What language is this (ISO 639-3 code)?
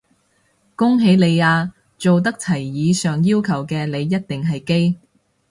yue